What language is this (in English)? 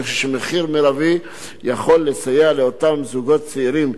Hebrew